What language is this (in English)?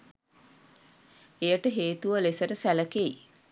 Sinhala